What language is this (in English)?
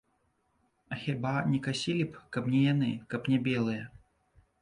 Belarusian